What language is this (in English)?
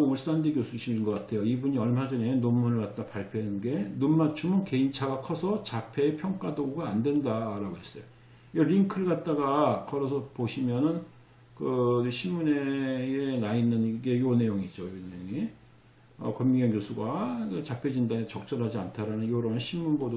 Korean